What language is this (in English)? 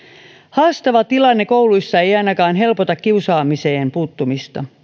Finnish